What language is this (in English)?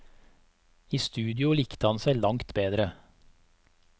Norwegian